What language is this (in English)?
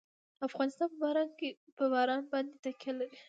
Pashto